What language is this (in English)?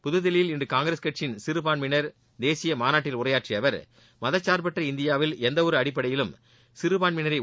Tamil